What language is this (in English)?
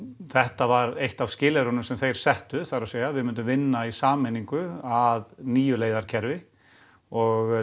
Icelandic